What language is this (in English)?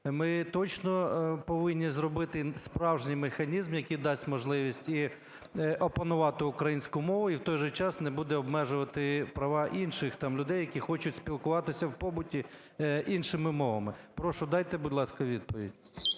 Ukrainian